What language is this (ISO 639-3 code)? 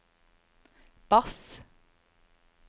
nor